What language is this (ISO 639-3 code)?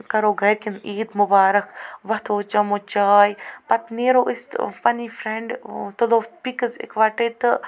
kas